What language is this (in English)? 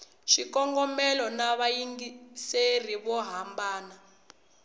Tsonga